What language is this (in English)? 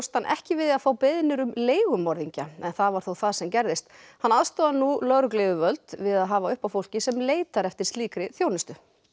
Icelandic